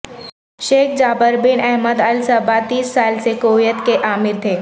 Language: Urdu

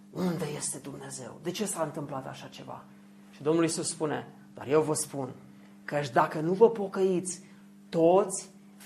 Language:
Romanian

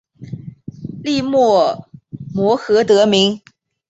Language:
Chinese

